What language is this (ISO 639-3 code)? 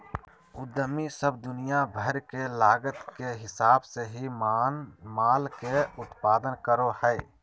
mag